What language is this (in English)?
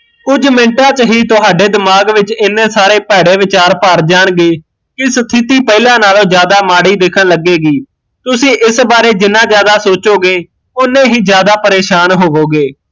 Punjabi